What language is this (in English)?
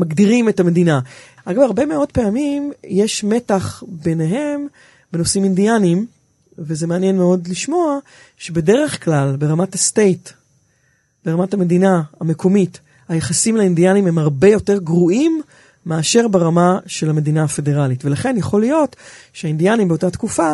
Hebrew